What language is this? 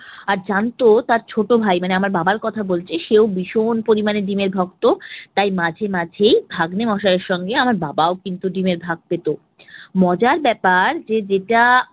Bangla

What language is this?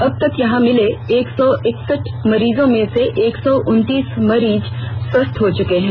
Hindi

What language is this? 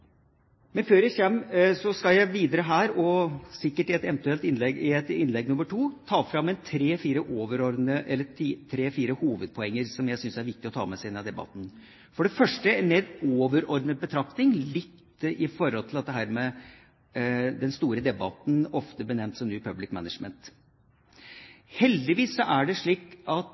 Norwegian Bokmål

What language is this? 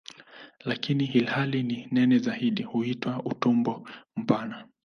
Swahili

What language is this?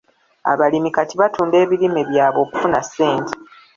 Ganda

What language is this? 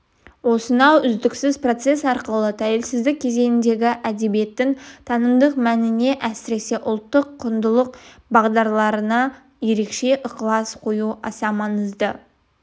Kazakh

